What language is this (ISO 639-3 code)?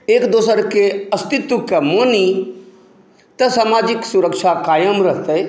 mai